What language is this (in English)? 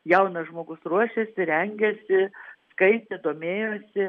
Lithuanian